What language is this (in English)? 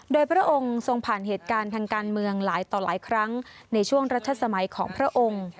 Thai